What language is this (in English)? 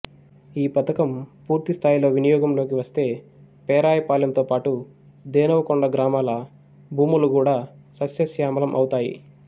Telugu